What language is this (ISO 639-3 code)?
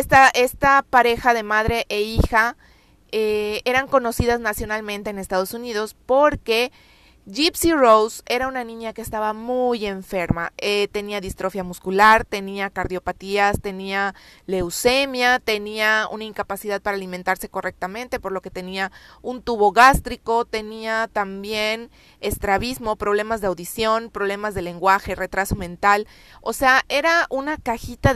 spa